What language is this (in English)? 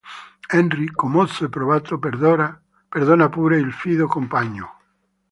Italian